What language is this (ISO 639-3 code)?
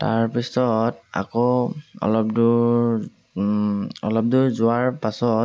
asm